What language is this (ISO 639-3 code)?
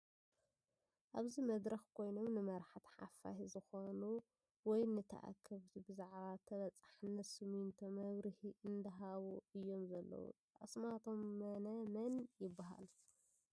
tir